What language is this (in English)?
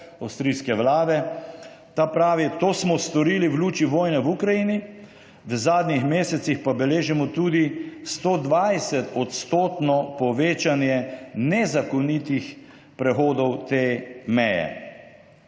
Slovenian